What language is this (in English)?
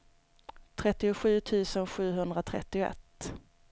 Swedish